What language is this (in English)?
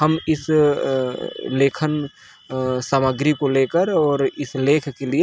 Hindi